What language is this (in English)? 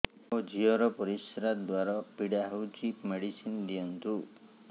Odia